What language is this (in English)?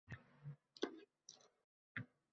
Uzbek